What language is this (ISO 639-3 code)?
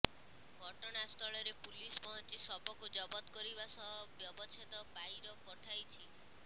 ori